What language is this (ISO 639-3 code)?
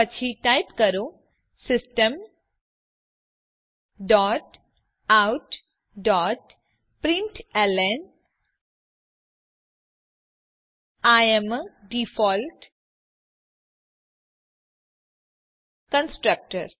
guj